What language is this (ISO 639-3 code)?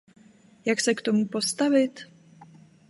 ces